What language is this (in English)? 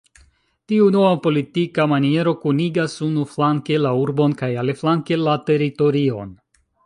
Esperanto